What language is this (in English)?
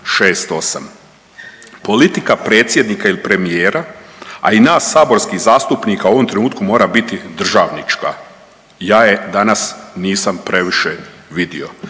Croatian